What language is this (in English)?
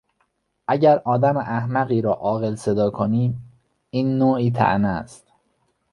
Persian